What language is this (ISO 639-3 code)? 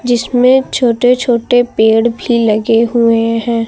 hin